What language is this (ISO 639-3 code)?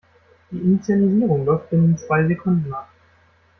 deu